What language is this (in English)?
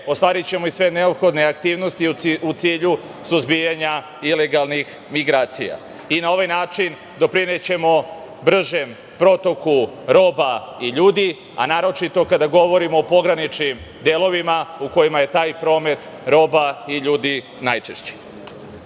Serbian